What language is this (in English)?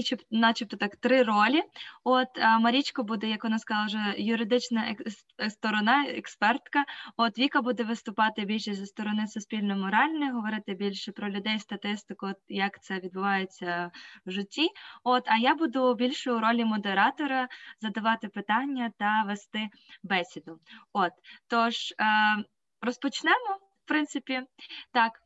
Ukrainian